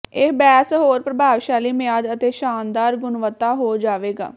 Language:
Punjabi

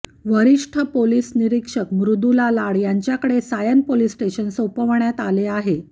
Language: Marathi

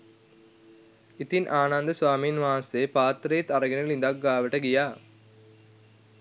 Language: Sinhala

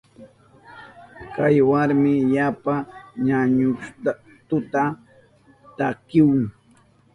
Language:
Southern Pastaza Quechua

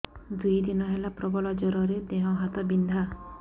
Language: Odia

